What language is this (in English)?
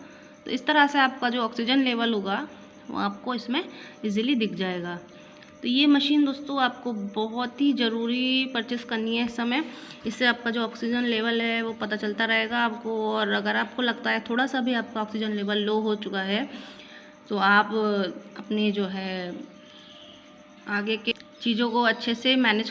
Hindi